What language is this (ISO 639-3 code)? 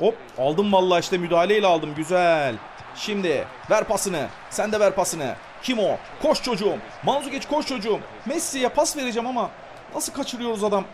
tur